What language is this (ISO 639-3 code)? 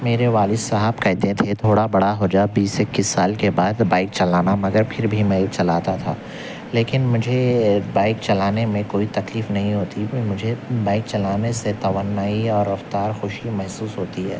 urd